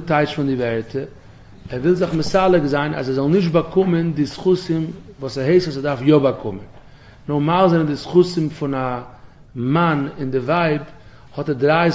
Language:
Dutch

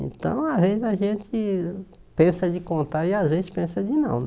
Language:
Portuguese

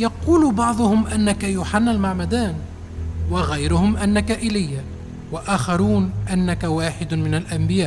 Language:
Arabic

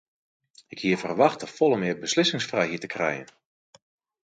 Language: Western Frisian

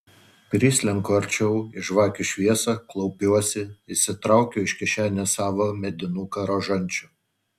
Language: Lithuanian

